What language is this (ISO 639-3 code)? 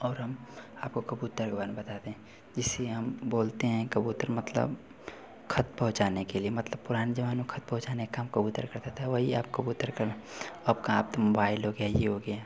hin